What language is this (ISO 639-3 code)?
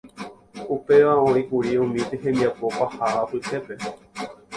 grn